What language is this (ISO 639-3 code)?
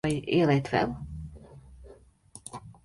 lav